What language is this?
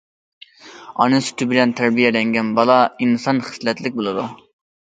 Uyghur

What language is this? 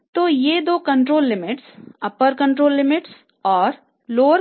Hindi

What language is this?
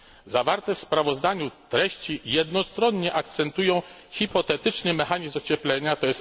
Polish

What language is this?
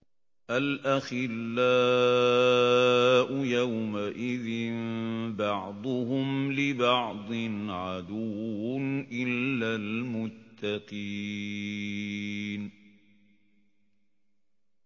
Arabic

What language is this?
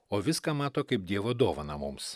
Lithuanian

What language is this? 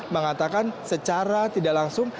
Indonesian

